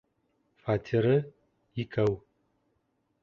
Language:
Bashkir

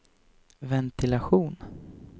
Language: Swedish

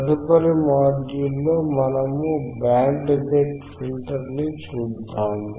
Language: Telugu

